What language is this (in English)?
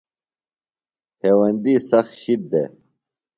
Phalura